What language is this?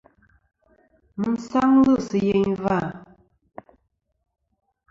Kom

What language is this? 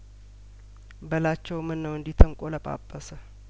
Amharic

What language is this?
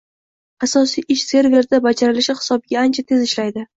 Uzbek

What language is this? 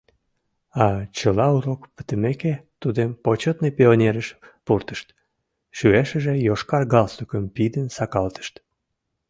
Mari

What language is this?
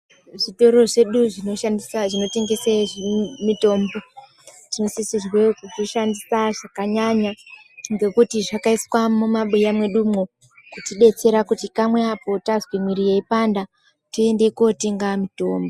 Ndau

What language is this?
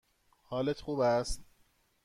Persian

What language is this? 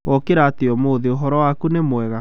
Kikuyu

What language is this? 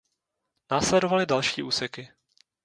Czech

